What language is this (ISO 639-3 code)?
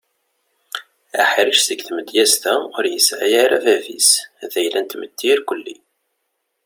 kab